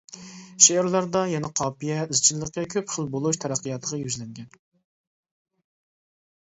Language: Uyghur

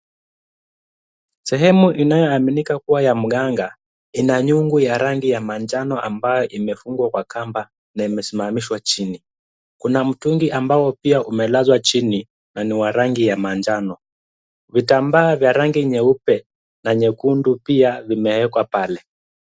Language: Swahili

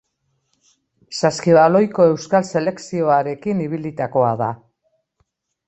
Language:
Basque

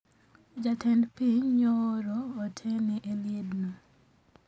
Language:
Luo (Kenya and Tanzania)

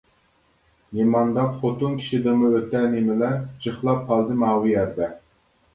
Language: Uyghur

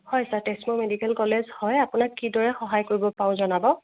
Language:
Assamese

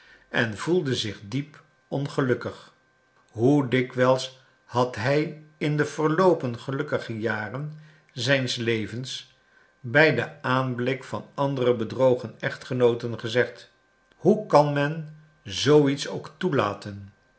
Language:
Dutch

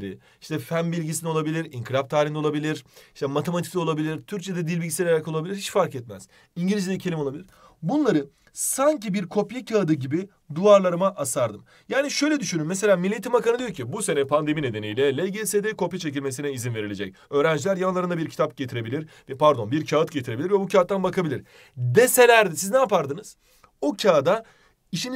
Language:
Turkish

